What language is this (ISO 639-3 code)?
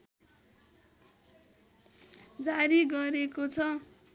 nep